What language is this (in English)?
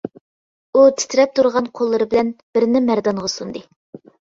Uyghur